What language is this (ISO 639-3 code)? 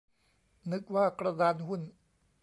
tha